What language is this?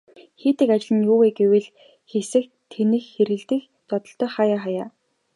Mongolian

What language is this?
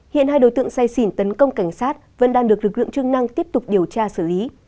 Vietnamese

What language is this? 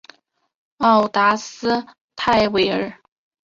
Chinese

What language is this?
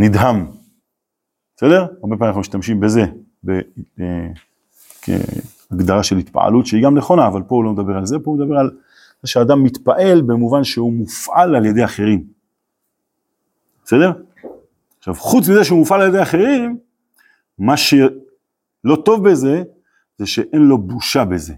Hebrew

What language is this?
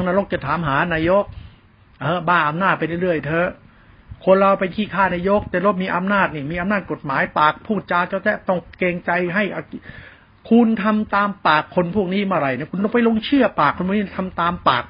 Thai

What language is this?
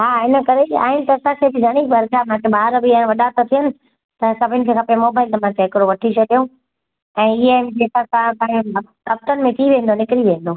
Sindhi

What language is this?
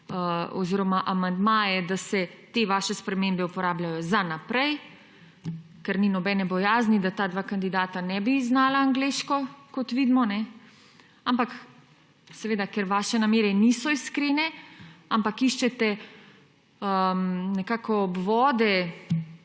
Slovenian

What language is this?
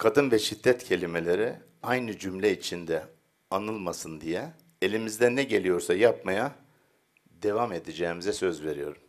Turkish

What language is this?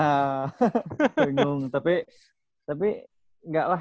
Indonesian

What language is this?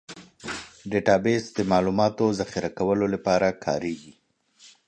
Pashto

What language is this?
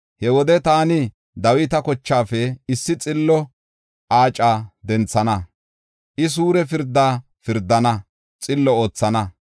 Gofa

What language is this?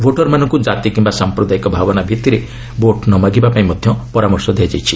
Odia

